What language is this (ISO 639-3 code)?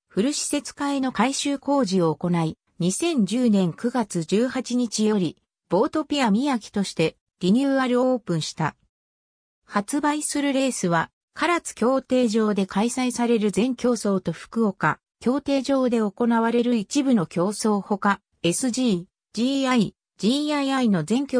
jpn